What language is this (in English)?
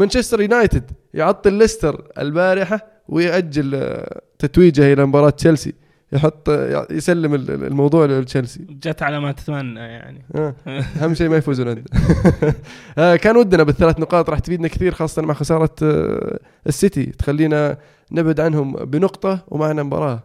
Arabic